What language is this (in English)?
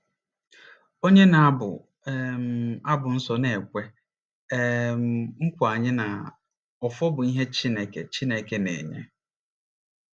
Igbo